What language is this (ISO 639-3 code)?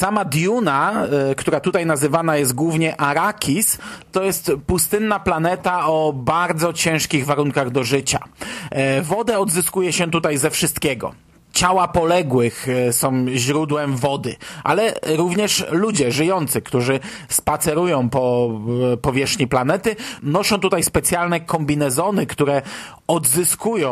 pol